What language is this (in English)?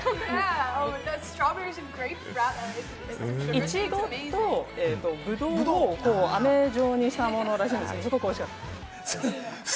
Japanese